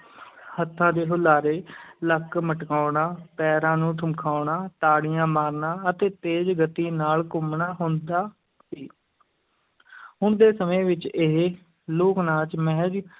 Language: Punjabi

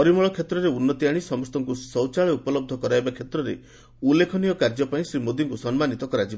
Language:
Odia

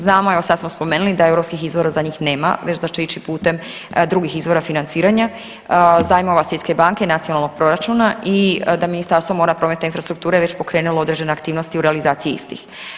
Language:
Croatian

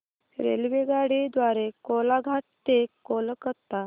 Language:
Marathi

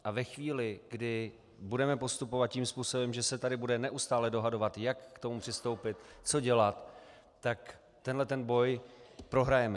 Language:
Czech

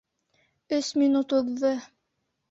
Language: Bashkir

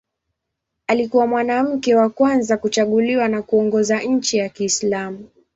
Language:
Swahili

